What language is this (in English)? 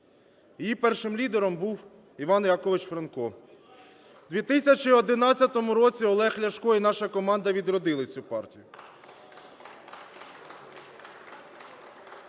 Ukrainian